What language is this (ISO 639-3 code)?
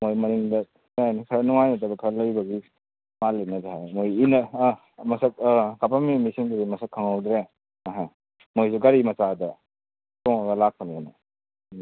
mni